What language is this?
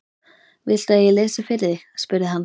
Icelandic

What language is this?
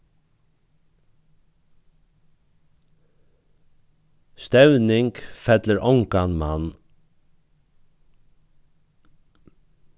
Faroese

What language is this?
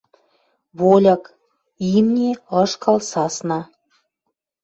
Western Mari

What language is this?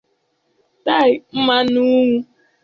Igbo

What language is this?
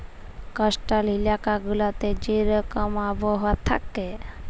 Bangla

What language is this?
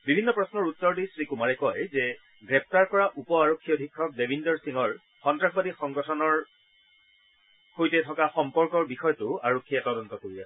Assamese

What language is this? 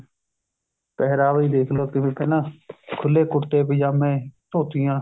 Punjabi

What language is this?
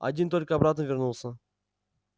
Russian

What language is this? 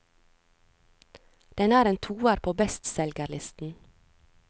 Norwegian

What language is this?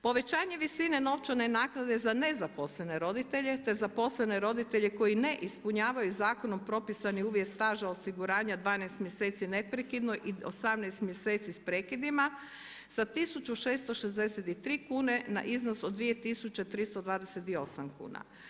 Croatian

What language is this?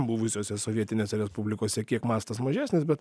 Lithuanian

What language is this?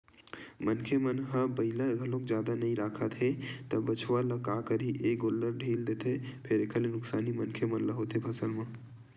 Chhattisgarhi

